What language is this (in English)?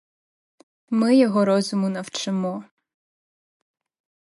Ukrainian